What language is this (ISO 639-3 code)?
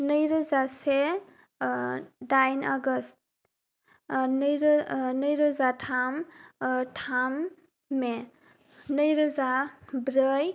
brx